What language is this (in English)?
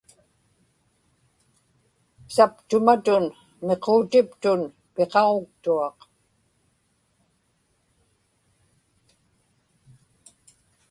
Inupiaq